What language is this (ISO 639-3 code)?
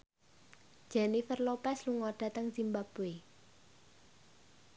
jav